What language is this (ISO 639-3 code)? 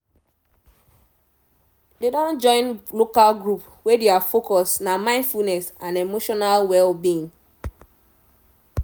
pcm